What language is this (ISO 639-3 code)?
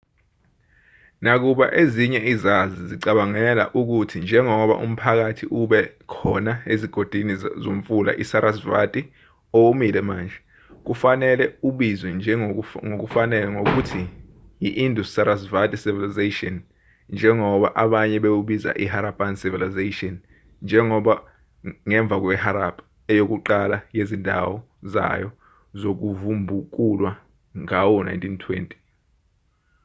zul